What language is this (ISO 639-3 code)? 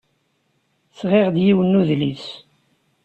kab